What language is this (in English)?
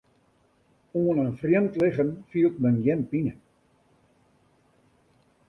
Western Frisian